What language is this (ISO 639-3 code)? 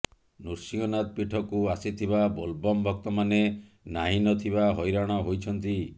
ori